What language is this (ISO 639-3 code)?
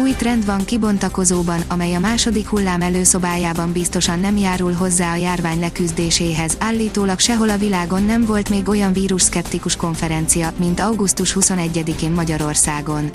hun